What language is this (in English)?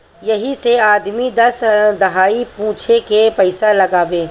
Bhojpuri